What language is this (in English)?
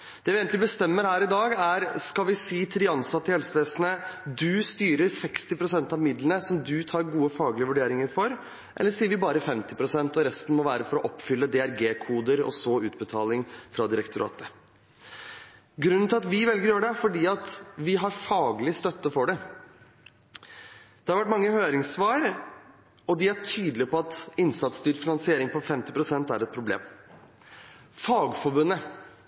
Norwegian Bokmål